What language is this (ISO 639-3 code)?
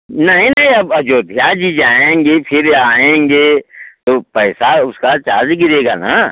hin